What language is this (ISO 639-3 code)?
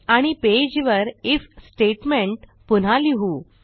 mar